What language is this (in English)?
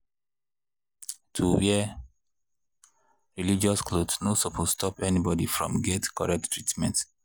Nigerian Pidgin